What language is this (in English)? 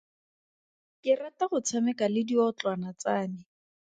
Tswana